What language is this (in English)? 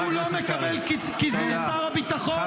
Hebrew